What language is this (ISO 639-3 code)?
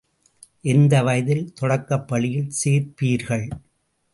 tam